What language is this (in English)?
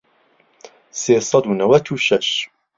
Central Kurdish